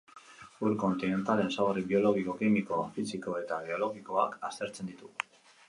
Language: Basque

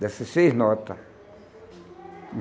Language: Portuguese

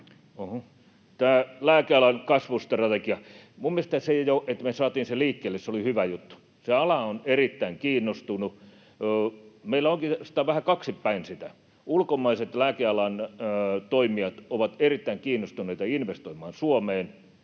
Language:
Finnish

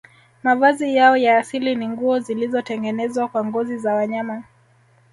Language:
Swahili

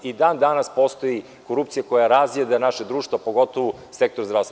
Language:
Serbian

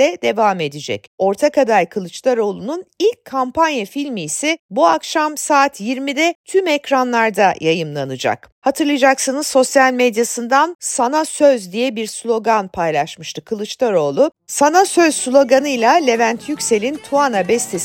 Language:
Turkish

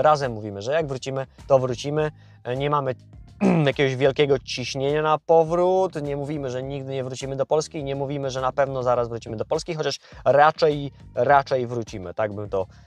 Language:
Polish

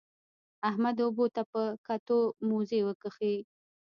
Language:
Pashto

